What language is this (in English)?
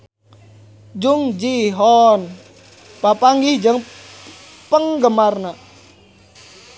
Sundanese